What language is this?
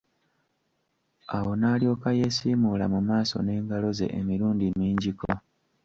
Ganda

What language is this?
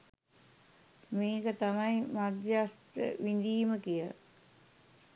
Sinhala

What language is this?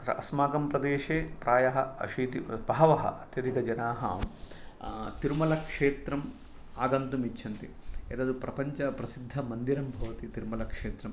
Sanskrit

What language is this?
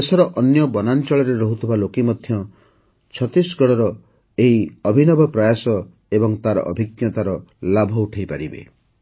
Odia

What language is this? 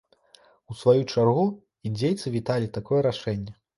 Belarusian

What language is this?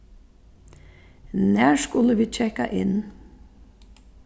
Faroese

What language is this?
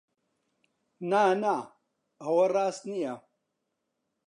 Central Kurdish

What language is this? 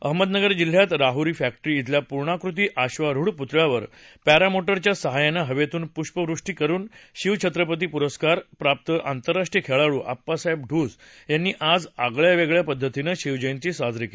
Marathi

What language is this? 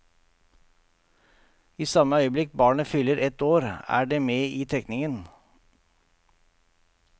Norwegian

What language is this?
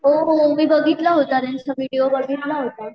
Marathi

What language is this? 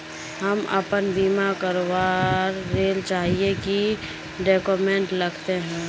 Magahi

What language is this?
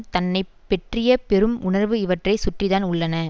Tamil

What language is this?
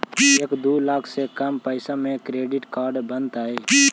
Magahi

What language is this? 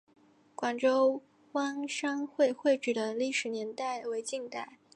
Chinese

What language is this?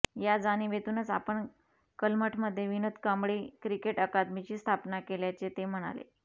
Marathi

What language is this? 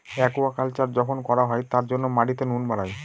Bangla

